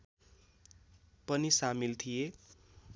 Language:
Nepali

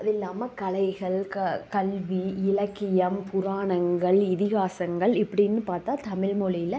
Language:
Tamil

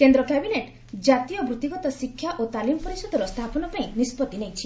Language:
Odia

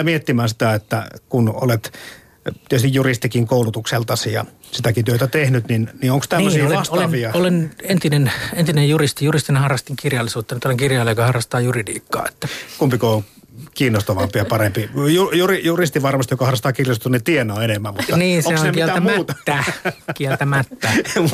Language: Finnish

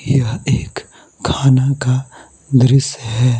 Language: Hindi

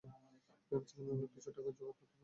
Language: Bangla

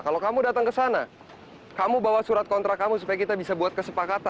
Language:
Indonesian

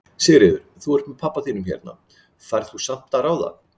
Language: Icelandic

